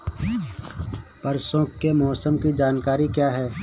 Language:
Hindi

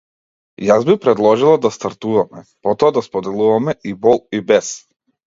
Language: Macedonian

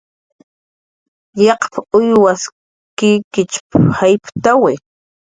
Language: Jaqaru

